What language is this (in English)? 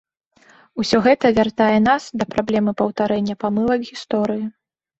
Belarusian